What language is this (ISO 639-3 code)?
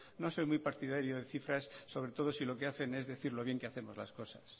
spa